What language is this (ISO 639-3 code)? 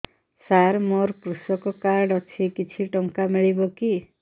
ori